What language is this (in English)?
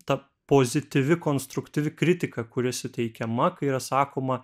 Lithuanian